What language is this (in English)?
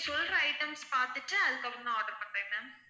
Tamil